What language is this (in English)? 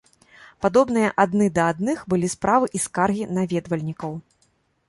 Belarusian